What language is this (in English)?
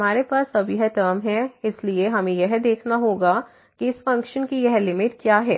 Hindi